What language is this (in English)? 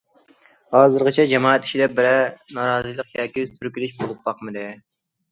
Uyghur